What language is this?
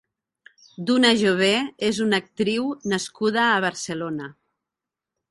Catalan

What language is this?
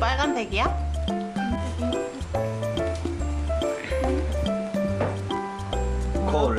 Korean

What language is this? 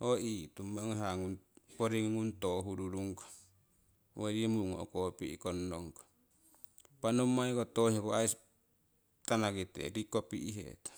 Siwai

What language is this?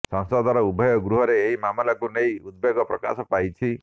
Odia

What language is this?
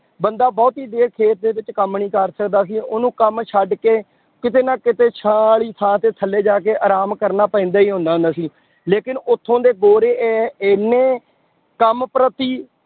Punjabi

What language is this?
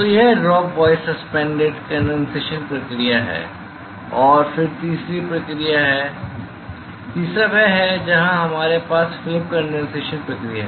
Hindi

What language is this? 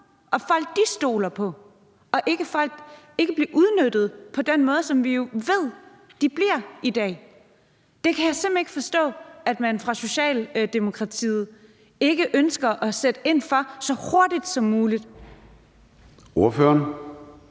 Danish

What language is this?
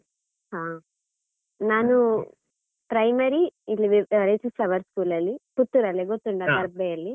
Kannada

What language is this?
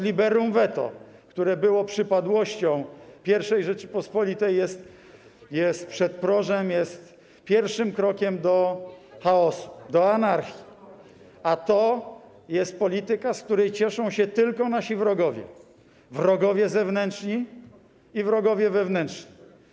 Polish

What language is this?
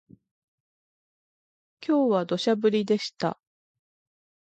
Japanese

